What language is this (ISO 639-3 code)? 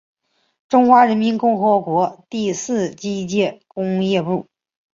zho